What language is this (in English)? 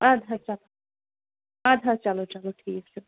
Kashmiri